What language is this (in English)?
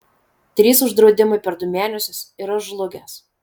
Lithuanian